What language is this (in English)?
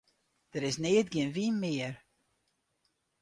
Western Frisian